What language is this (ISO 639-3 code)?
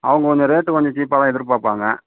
tam